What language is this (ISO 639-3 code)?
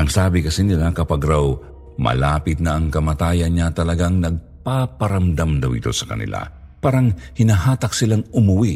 fil